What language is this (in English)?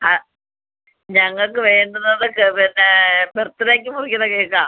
Malayalam